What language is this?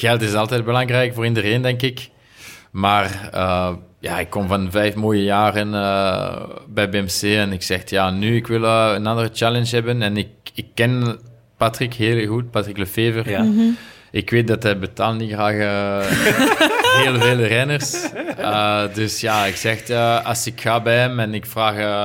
Dutch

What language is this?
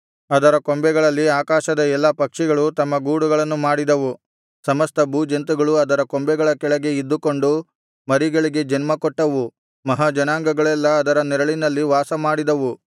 Kannada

